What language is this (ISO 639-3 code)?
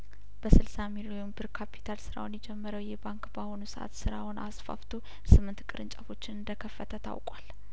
amh